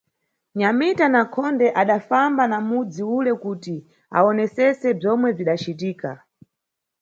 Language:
Nyungwe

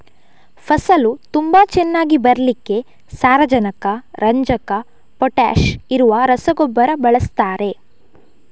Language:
Kannada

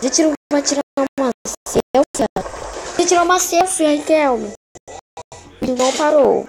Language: Portuguese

